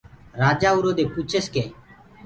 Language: Gurgula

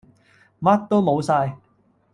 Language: Cantonese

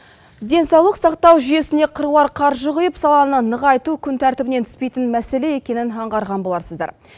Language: Kazakh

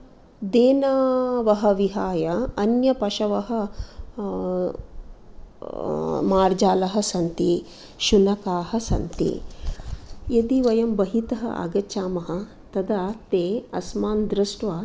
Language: Sanskrit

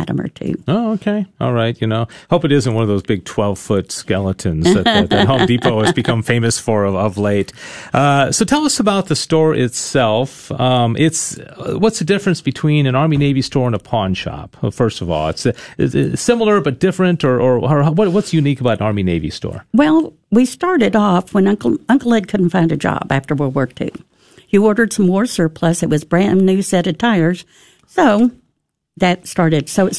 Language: English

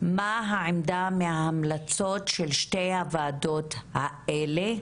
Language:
Hebrew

